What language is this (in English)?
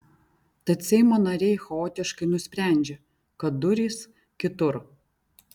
Lithuanian